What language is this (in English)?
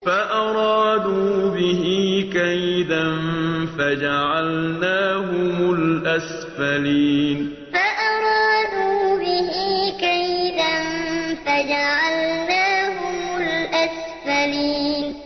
Arabic